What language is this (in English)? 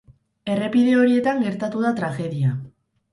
Basque